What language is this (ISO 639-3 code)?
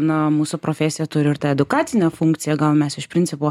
lit